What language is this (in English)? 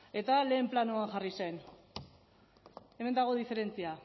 Basque